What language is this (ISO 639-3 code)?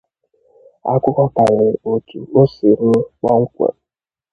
ibo